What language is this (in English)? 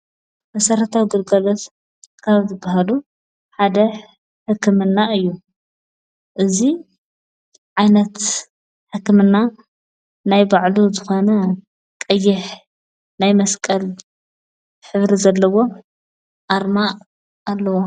Tigrinya